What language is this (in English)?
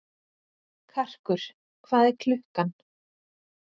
Icelandic